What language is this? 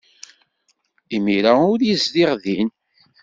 Kabyle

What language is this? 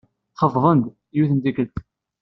Kabyle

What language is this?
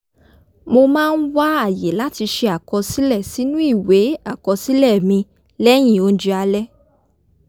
Yoruba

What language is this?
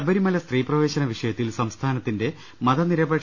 Malayalam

